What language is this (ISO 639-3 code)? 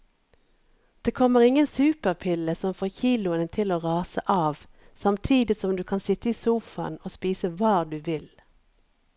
nor